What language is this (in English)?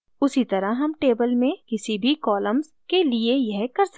Hindi